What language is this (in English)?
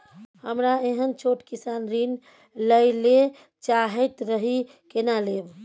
Maithili